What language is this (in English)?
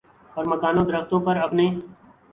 Urdu